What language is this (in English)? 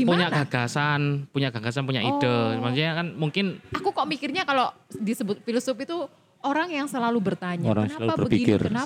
Indonesian